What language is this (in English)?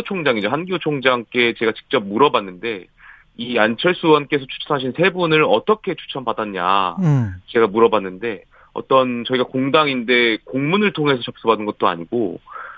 Korean